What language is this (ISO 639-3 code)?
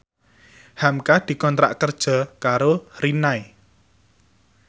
jav